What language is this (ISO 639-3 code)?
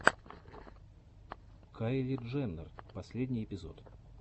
rus